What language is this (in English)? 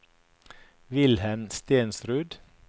Norwegian